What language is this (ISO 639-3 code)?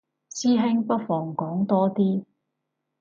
yue